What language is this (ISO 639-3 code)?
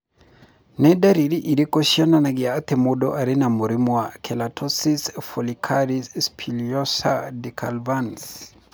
kik